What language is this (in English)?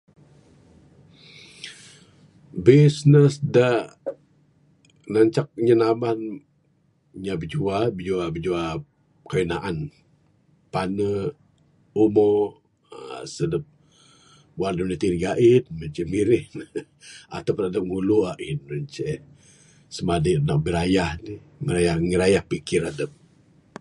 Bukar-Sadung Bidayuh